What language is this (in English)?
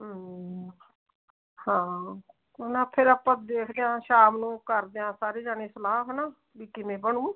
Punjabi